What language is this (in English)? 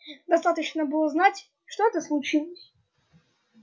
Russian